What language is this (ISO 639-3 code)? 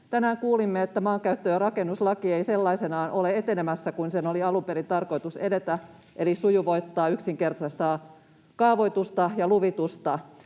fin